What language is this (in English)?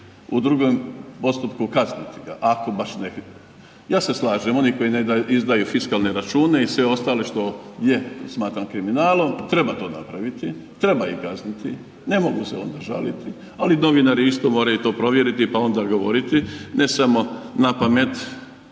Croatian